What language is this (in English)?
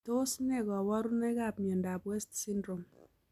Kalenjin